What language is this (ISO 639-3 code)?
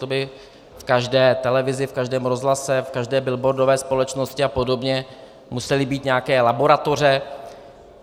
ces